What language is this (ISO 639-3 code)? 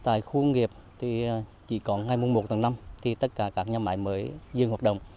vie